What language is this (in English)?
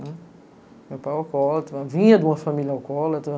Portuguese